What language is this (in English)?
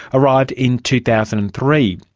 English